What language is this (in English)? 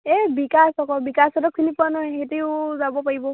Assamese